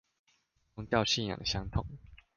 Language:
Chinese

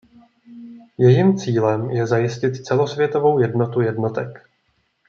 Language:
Czech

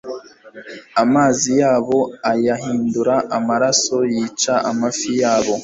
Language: Kinyarwanda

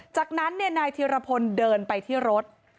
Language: Thai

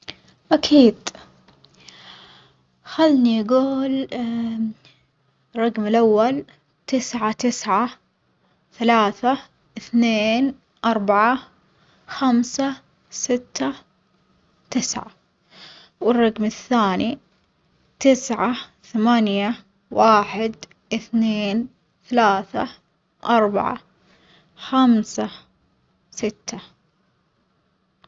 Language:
Omani Arabic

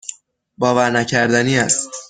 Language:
Persian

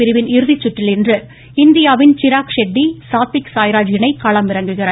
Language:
Tamil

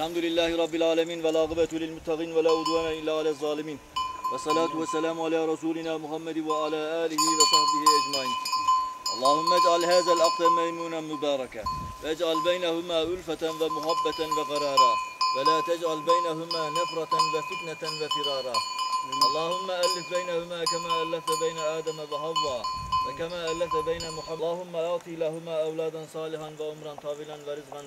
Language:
Turkish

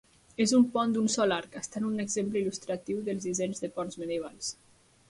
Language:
Catalan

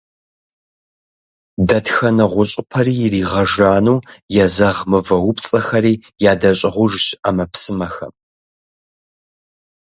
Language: Kabardian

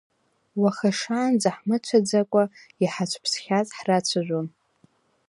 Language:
Abkhazian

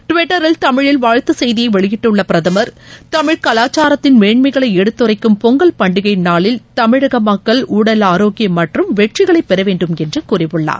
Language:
Tamil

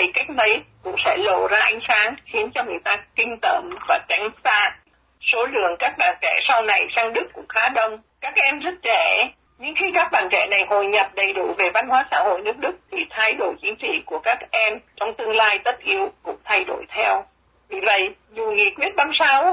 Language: Vietnamese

